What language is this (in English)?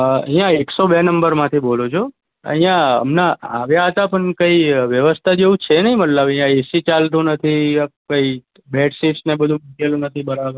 Gujarati